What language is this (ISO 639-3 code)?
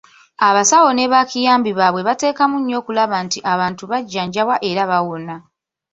lug